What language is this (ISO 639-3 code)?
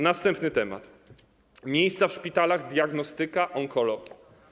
pol